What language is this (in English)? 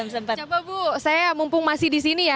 Indonesian